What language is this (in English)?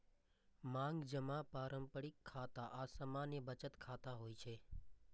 Maithili